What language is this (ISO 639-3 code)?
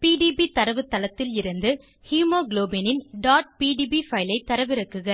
tam